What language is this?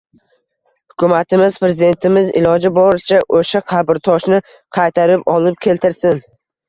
Uzbek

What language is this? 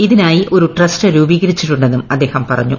Malayalam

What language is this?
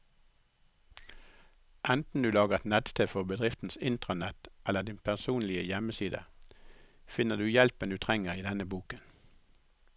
Norwegian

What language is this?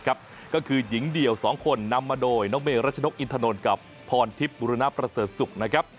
Thai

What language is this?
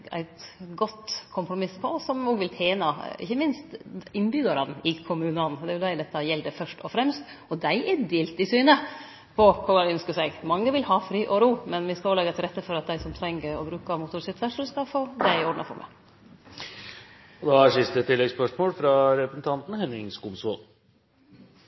Norwegian Nynorsk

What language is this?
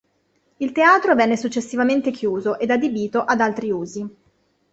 Italian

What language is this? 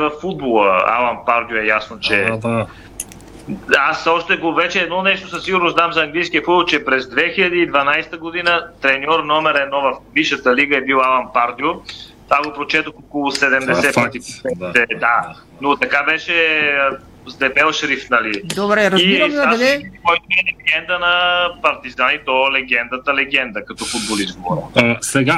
Bulgarian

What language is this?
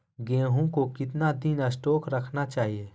Magahi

